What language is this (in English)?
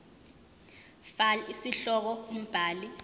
Zulu